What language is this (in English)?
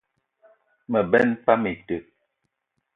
Eton (Cameroon)